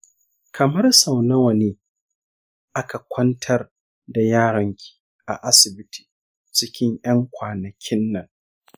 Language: Hausa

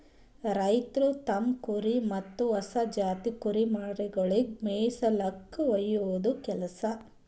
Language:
Kannada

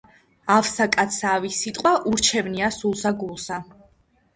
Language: Georgian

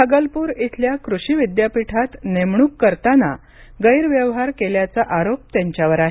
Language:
Marathi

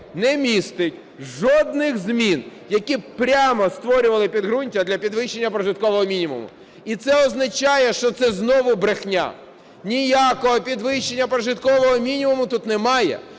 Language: Ukrainian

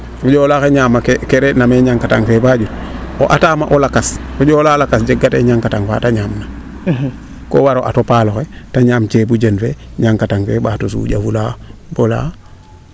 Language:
Serer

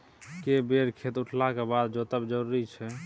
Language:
Maithili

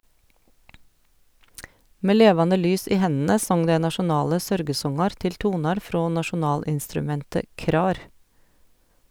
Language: Norwegian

